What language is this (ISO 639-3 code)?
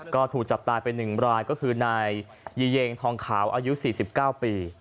tha